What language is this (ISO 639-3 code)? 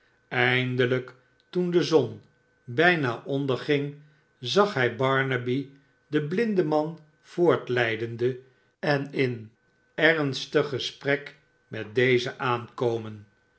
nld